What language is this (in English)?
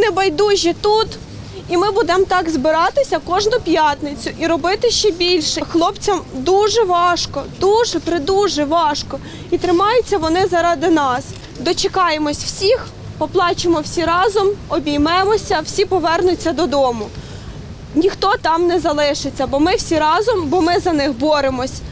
Ukrainian